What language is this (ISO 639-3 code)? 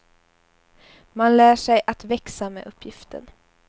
swe